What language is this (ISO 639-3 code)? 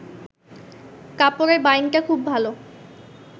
ben